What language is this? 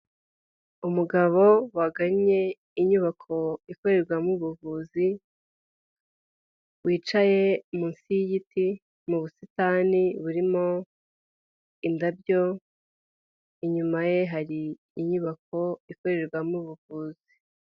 Kinyarwanda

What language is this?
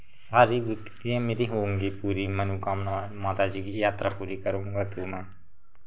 Hindi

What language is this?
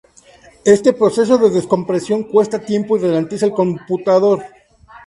Spanish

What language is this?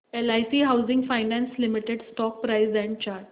Marathi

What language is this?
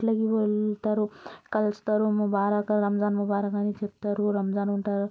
Telugu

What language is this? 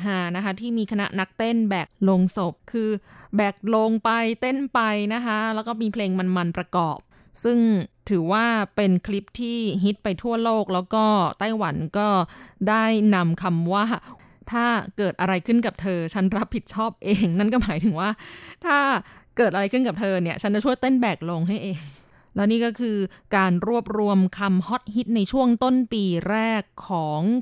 Thai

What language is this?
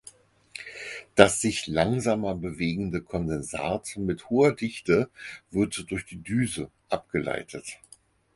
German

